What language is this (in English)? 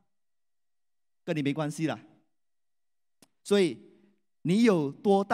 Chinese